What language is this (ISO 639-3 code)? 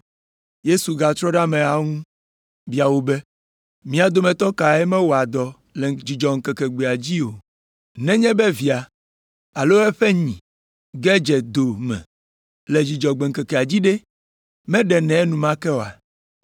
ewe